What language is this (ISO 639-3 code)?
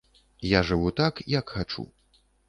bel